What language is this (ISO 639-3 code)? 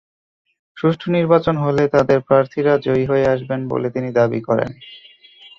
ben